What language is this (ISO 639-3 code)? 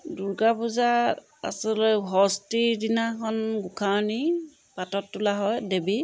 asm